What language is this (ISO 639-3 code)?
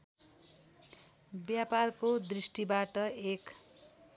nep